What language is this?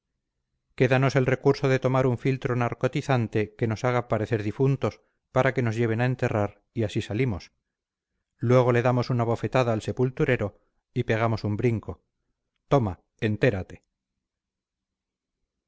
Spanish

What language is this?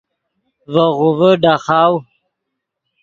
Yidgha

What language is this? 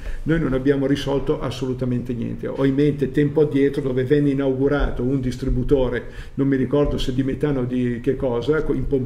Italian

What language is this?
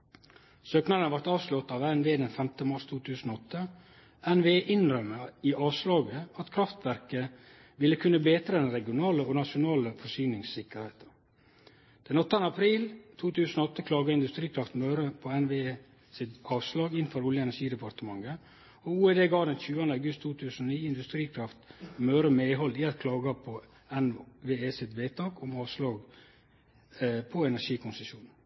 Norwegian Nynorsk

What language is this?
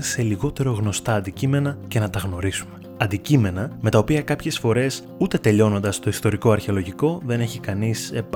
Greek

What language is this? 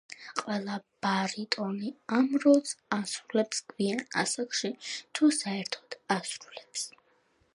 Georgian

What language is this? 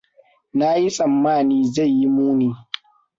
Hausa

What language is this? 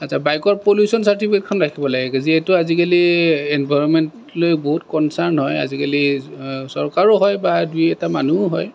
Assamese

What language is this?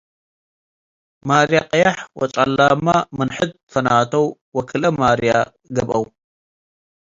Tigre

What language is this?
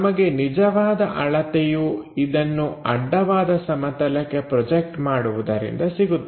Kannada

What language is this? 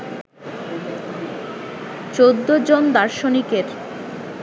Bangla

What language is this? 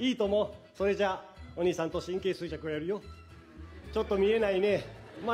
Japanese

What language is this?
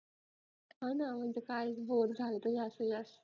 Marathi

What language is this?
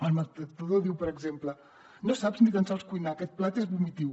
Catalan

